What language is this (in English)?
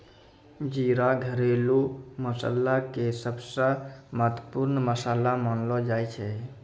Maithili